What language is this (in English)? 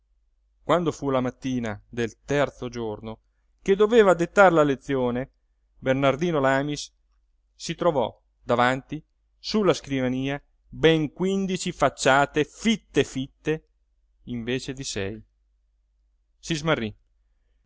Italian